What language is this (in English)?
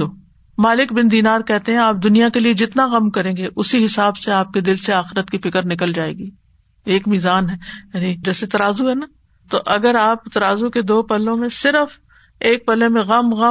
Urdu